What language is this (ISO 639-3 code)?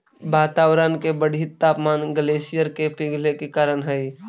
mag